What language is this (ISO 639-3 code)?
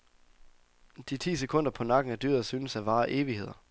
dan